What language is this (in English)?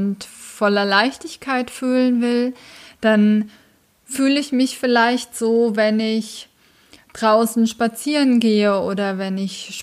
German